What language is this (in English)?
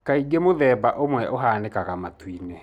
Kikuyu